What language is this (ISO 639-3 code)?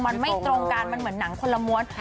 tha